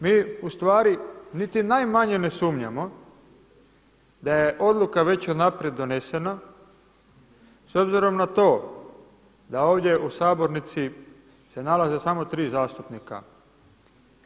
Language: Croatian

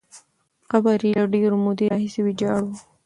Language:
Pashto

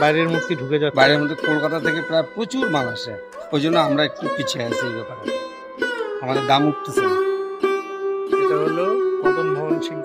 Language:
Bangla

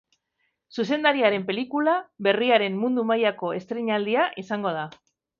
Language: Basque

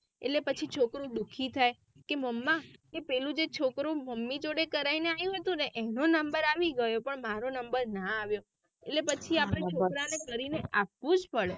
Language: Gujarati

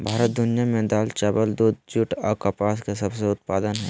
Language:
Magahi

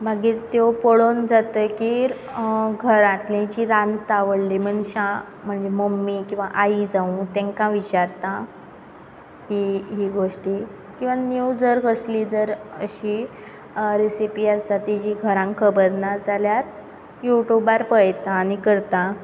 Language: Konkani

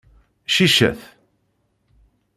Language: Kabyle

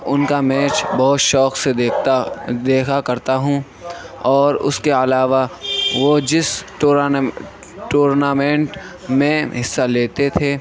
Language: Urdu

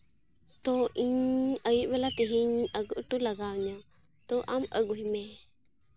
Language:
Santali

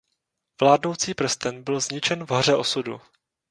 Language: Czech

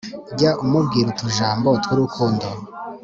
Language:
Kinyarwanda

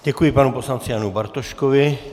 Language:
Czech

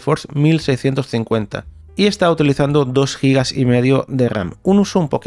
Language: Spanish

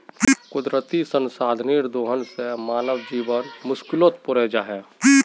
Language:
Magahi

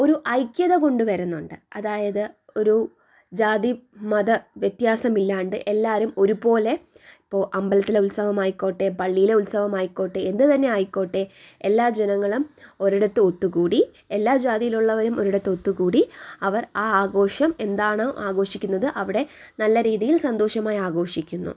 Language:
Malayalam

